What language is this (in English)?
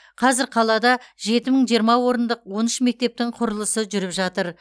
Kazakh